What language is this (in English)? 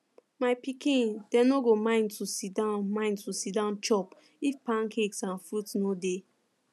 Nigerian Pidgin